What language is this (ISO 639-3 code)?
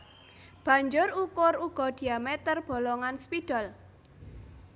jav